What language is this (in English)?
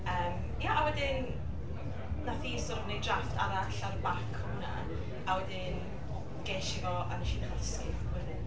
Welsh